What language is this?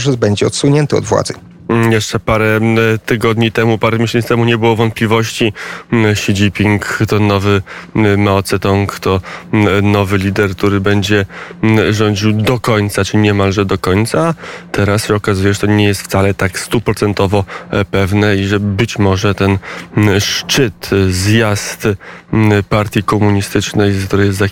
Polish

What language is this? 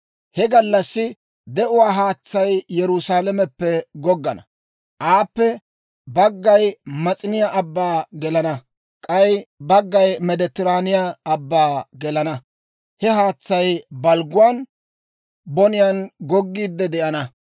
Dawro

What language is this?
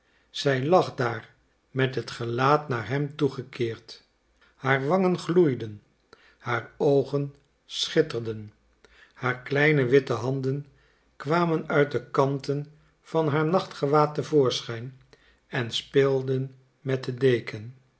Dutch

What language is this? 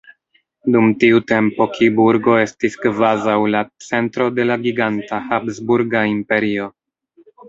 Esperanto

